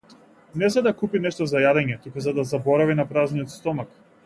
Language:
Macedonian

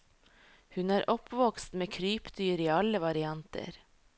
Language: Norwegian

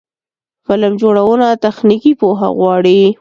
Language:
Pashto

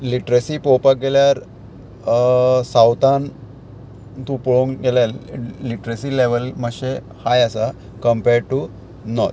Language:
Konkani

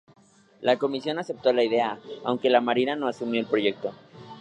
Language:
Spanish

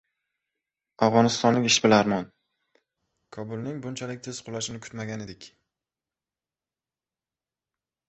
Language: Uzbek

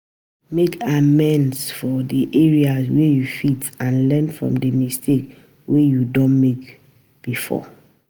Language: Nigerian Pidgin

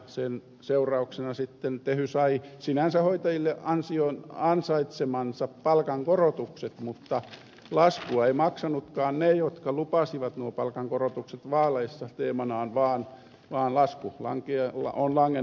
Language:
Finnish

